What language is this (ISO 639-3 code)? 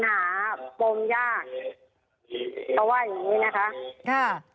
tha